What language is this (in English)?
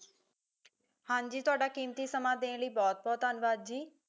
Punjabi